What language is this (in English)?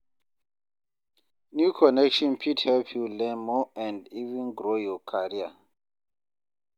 Nigerian Pidgin